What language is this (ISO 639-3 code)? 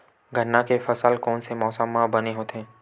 hne